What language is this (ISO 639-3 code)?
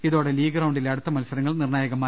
mal